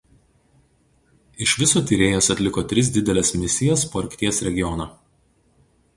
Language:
Lithuanian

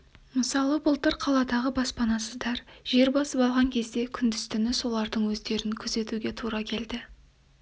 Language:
Kazakh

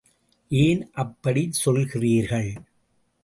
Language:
Tamil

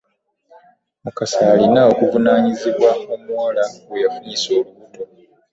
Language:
Ganda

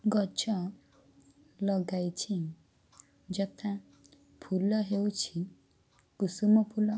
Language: Odia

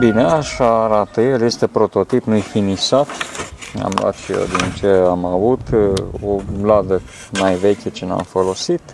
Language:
Romanian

